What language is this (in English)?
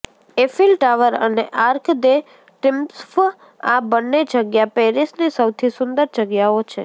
Gujarati